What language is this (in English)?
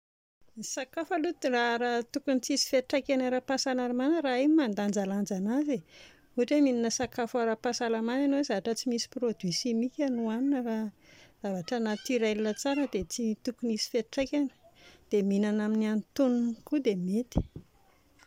Malagasy